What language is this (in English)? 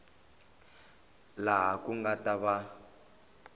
Tsonga